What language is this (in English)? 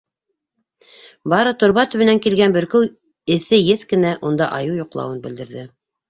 Bashkir